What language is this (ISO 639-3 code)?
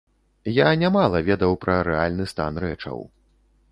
bel